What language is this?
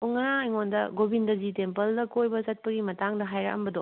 Manipuri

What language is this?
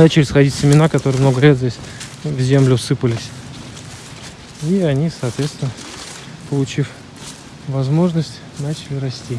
Russian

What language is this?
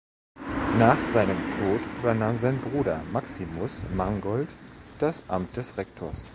German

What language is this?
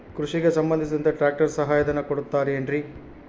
Kannada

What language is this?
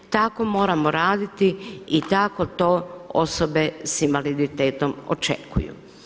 Croatian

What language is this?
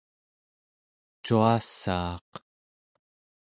Central Yupik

